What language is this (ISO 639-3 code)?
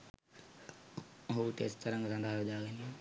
sin